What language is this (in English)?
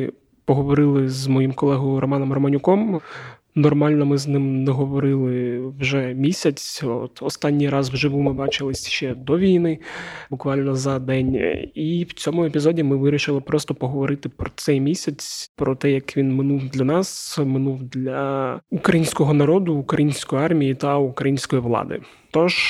Ukrainian